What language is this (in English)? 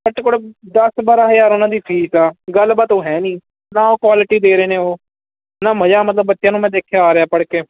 Punjabi